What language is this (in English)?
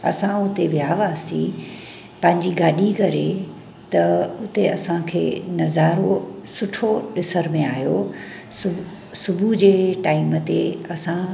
Sindhi